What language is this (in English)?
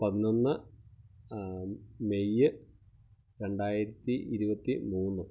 Malayalam